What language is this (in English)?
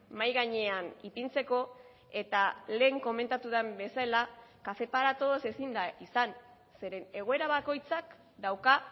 Basque